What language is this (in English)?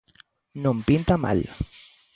Galician